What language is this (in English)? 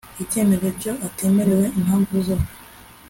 Kinyarwanda